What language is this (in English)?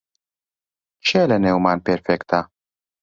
Central Kurdish